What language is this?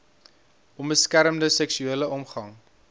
Afrikaans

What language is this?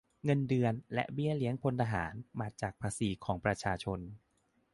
Thai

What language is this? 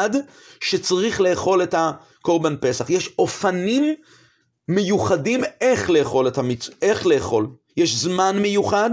Hebrew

